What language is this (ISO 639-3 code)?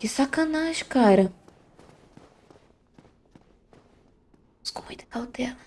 por